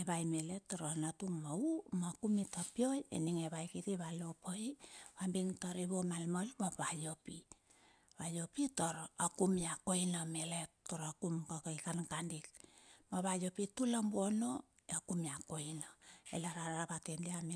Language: Bilur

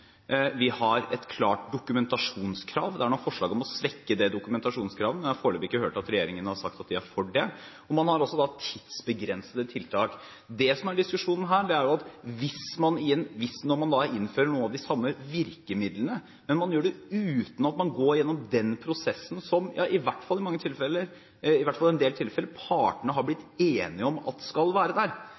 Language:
Norwegian Bokmål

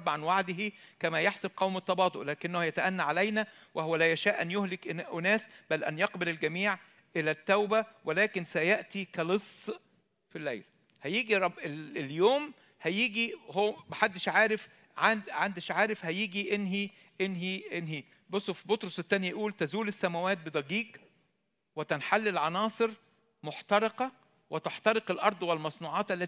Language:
Arabic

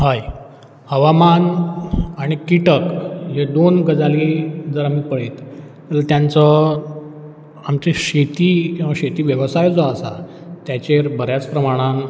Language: Konkani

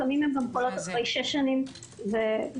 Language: Hebrew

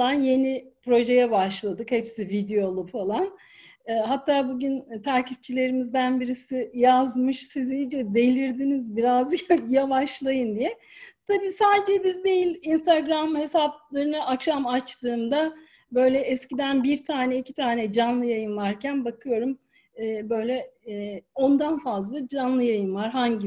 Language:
Turkish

